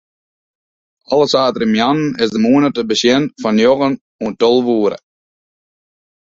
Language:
Western Frisian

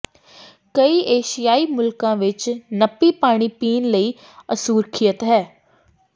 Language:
Punjabi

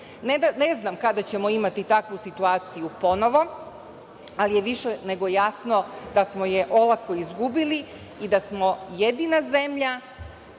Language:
Serbian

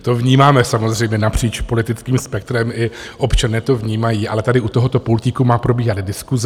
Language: Czech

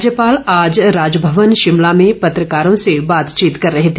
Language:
Hindi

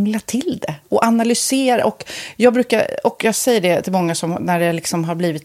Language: Swedish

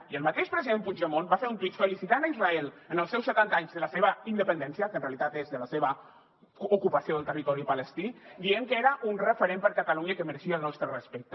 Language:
Catalan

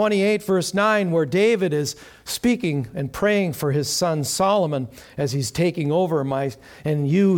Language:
English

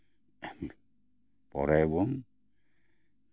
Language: Santali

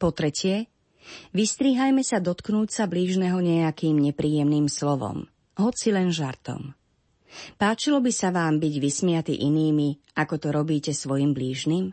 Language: Slovak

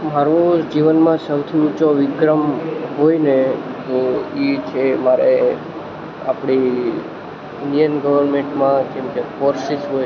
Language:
Gujarati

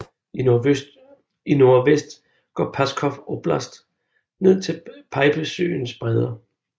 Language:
Danish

